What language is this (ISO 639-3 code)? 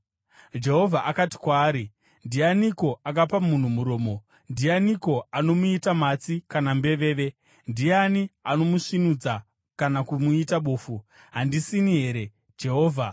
sna